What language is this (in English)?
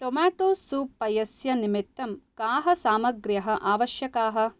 Sanskrit